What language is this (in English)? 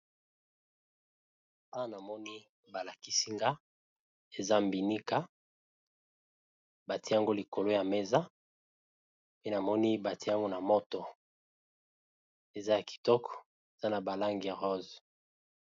Lingala